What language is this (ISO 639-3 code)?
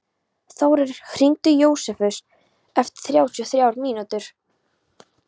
isl